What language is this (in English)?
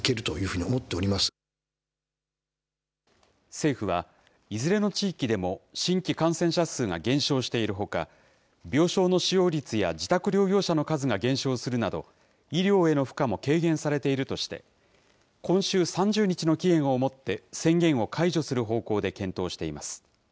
Japanese